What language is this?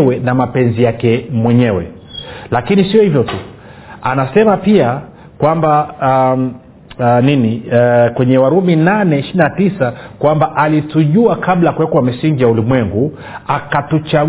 Swahili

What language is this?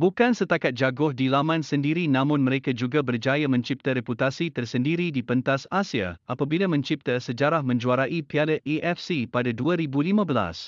Malay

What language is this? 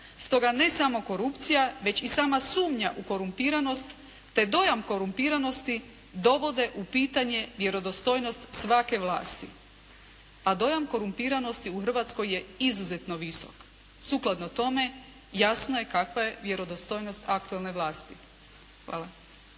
Croatian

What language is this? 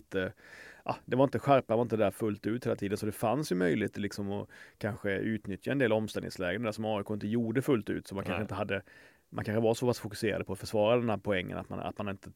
Swedish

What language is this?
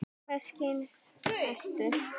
Icelandic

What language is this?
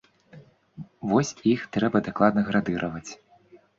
Belarusian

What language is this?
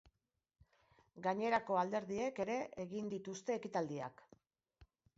Basque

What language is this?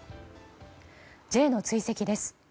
Japanese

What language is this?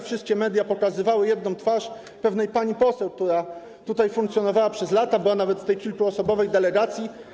Polish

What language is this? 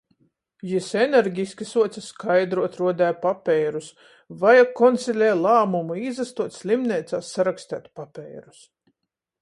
Latgalian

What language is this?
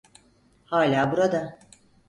Turkish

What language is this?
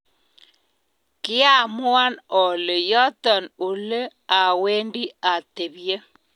Kalenjin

